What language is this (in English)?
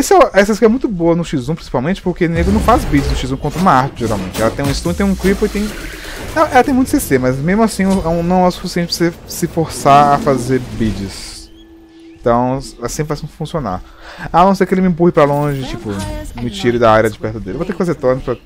Portuguese